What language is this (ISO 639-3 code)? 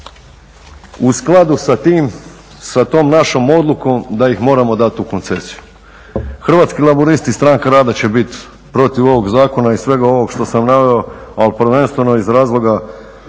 hrv